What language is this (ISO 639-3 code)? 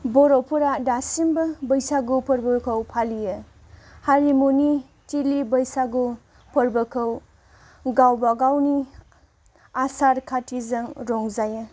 brx